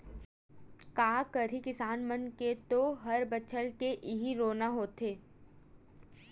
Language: Chhattisgarhi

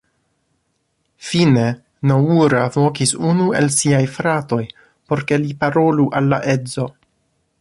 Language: Esperanto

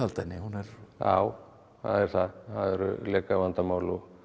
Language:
Icelandic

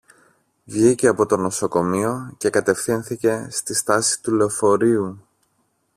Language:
Greek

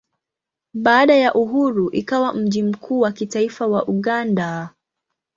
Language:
Swahili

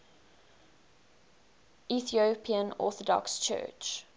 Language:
English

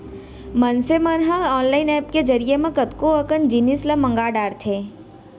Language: Chhattisgarhi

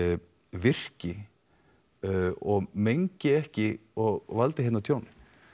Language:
Icelandic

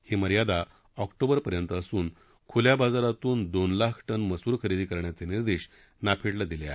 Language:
Marathi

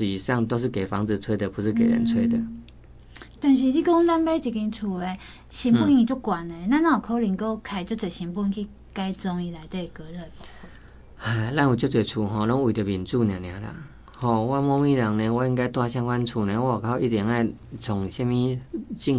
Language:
Chinese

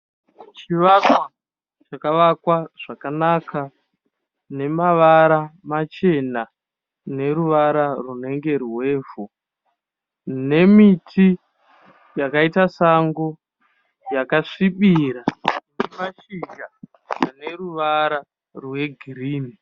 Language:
Shona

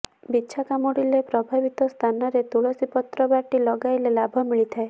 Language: Odia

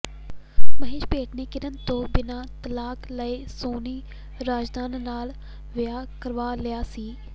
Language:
Punjabi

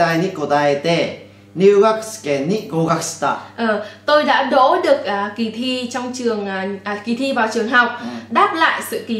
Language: Vietnamese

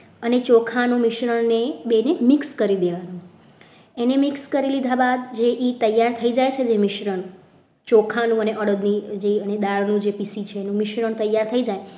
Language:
Gujarati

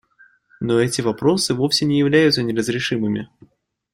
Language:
Russian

